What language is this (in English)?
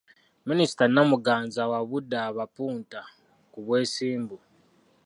Ganda